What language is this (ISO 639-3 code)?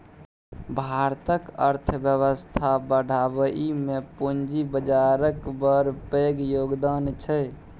mai